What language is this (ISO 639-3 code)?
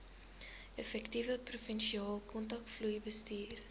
afr